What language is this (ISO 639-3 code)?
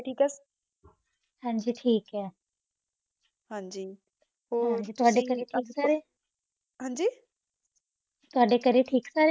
pan